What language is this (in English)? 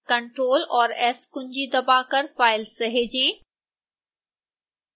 Hindi